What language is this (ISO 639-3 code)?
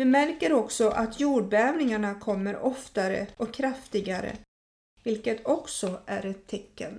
swe